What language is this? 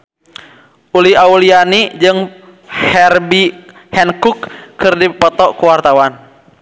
Sundanese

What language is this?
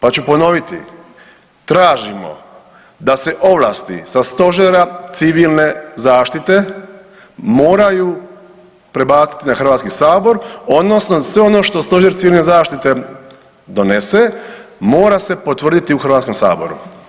Croatian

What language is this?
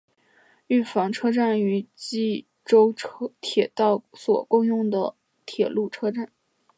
Chinese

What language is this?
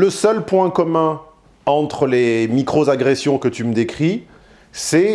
French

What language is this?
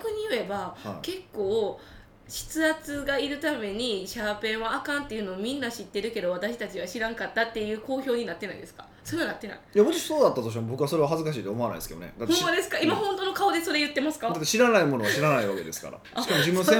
Japanese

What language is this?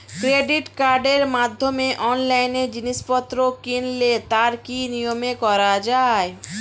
Bangla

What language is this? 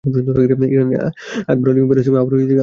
Bangla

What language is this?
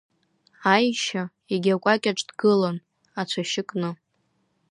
Abkhazian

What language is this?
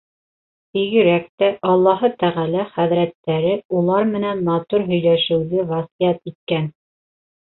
Bashkir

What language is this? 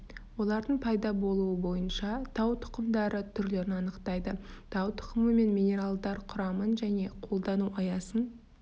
Kazakh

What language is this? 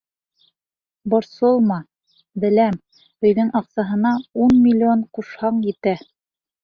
Bashkir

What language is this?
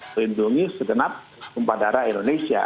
Indonesian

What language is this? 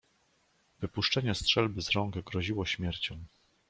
Polish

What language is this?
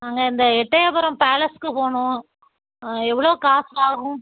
Tamil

